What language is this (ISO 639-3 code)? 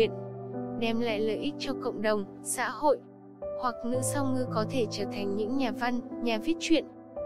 vie